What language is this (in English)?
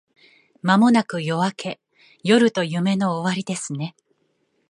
Japanese